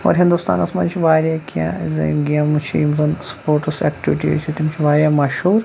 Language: Kashmiri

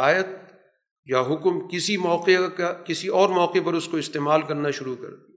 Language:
Urdu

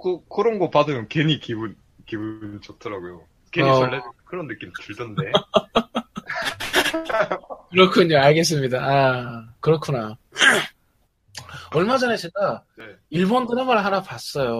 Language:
Korean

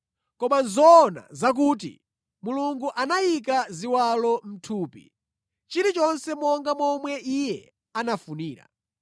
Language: Nyanja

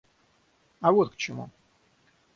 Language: Russian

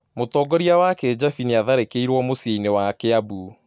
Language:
Kikuyu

